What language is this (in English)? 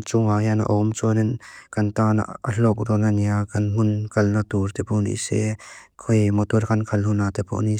Mizo